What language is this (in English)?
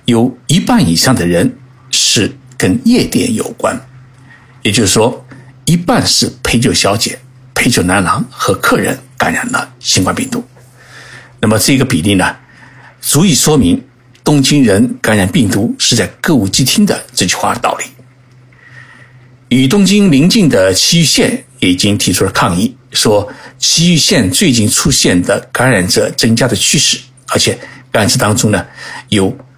Chinese